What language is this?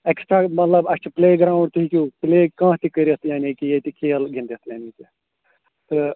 Kashmiri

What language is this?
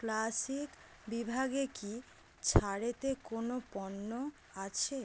Bangla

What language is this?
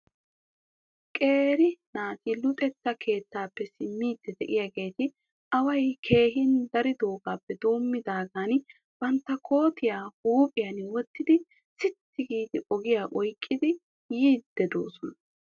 Wolaytta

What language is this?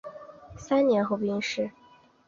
Chinese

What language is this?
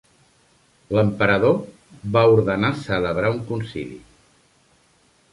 Catalan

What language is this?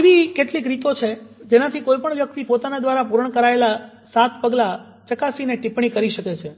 Gujarati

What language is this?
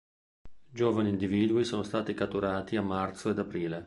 Italian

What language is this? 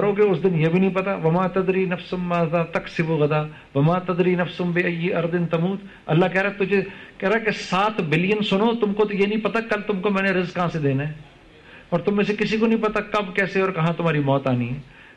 Urdu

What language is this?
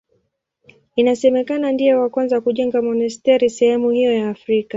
Swahili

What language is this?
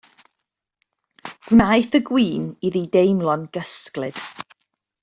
Welsh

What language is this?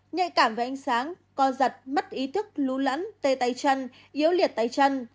Vietnamese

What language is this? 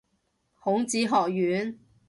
Cantonese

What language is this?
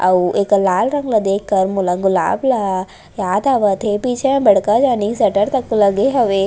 Chhattisgarhi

